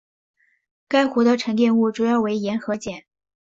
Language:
Chinese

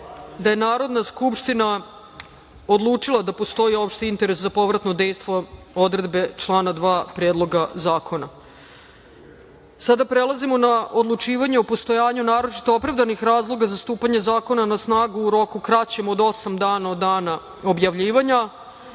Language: Serbian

